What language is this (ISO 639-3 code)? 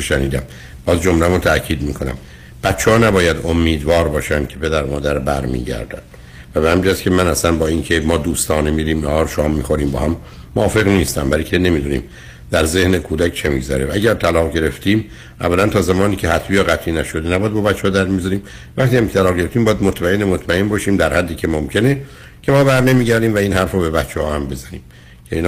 fas